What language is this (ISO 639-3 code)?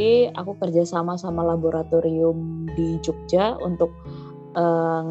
ind